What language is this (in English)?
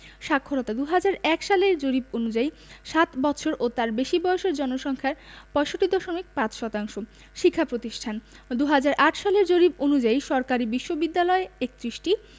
Bangla